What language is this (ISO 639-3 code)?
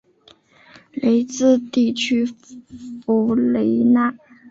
zho